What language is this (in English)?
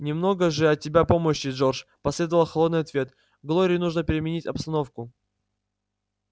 Russian